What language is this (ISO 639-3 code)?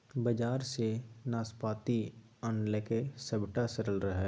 mai